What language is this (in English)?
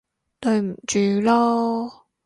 Cantonese